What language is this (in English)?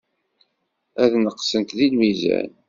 Kabyle